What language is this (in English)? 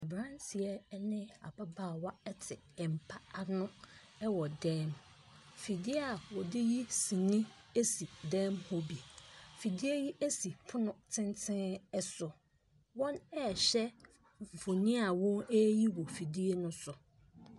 Akan